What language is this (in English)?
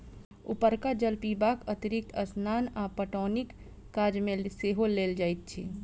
Maithili